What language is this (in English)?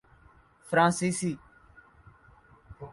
Urdu